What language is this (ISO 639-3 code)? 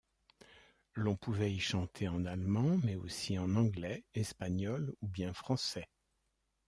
fra